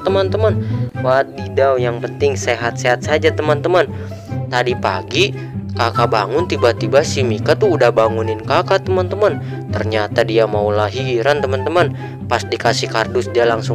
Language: Indonesian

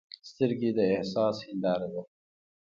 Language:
Pashto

